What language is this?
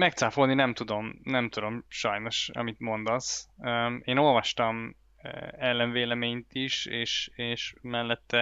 Hungarian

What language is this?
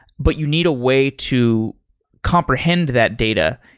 English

